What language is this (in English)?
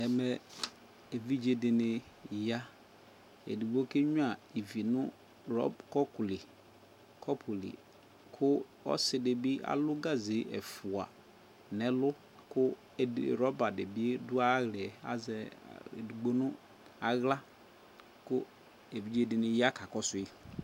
Ikposo